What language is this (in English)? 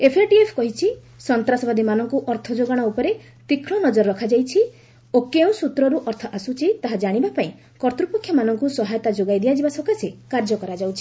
Odia